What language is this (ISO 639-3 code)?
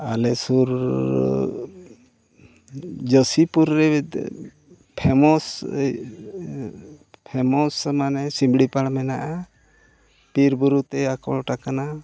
sat